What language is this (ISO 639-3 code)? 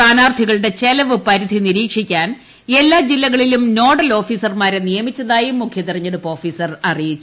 mal